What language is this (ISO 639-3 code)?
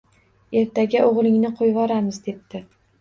uzb